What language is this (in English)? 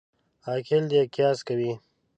Pashto